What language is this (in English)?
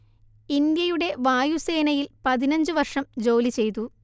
Malayalam